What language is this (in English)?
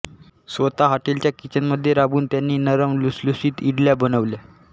Marathi